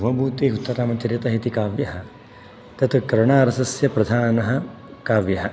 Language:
Sanskrit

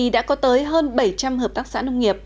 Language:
Vietnamese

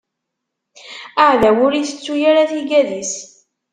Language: Kabyle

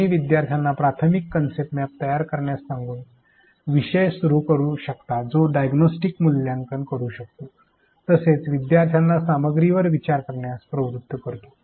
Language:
Marathi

